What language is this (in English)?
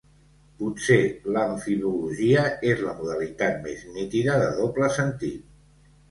Catalan